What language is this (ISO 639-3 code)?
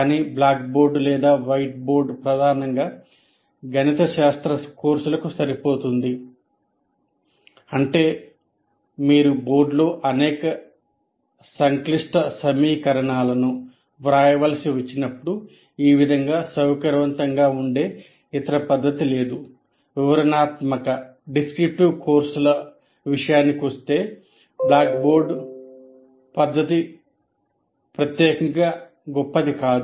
tel